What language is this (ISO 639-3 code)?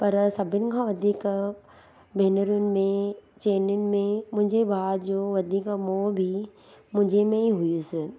snd